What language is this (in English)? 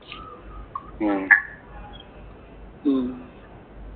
Malayalam